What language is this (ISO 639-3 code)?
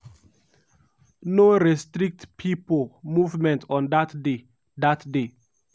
pcm